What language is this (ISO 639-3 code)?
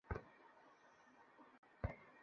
ben